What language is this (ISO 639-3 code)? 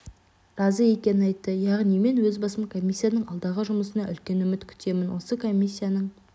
kaz